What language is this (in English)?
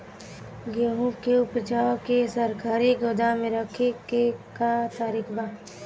Bhojpuri